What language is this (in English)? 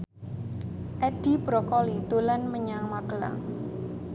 Javanese